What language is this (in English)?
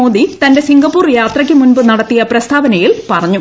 Malayalam